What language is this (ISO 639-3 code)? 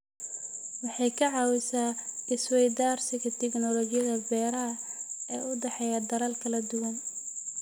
som